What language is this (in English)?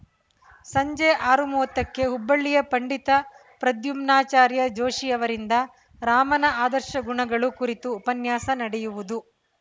Kannada